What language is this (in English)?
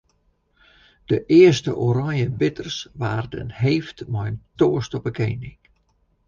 Western Frisian